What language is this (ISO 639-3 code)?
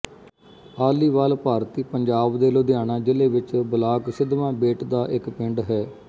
pan